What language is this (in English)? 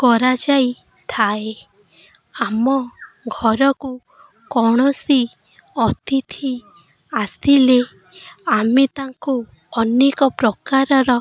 Odia